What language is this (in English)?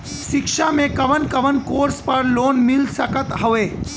Bhojpuri